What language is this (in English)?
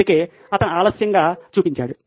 Telugu